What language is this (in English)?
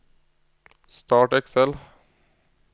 Norwegian